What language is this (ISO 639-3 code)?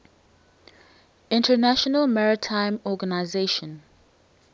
eng